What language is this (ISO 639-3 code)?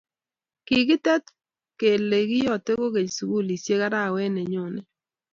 kln